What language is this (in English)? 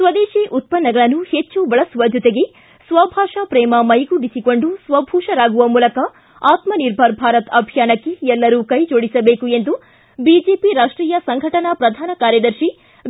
Kannada